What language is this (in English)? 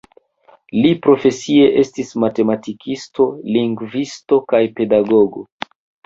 Esperanto